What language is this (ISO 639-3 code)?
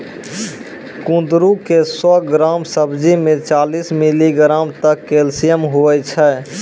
mai